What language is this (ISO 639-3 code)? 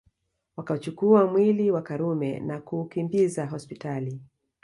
swa